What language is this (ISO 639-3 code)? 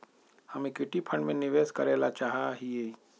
mag